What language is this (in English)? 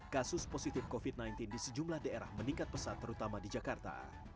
Indonesian